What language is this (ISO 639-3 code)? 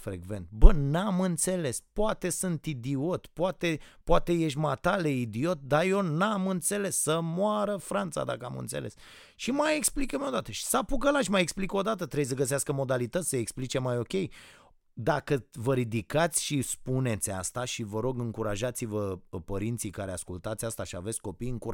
ron